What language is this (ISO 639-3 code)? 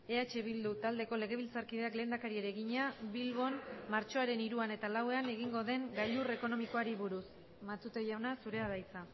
eus